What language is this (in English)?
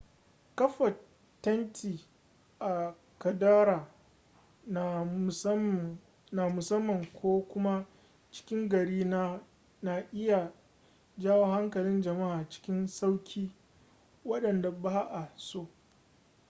Hausa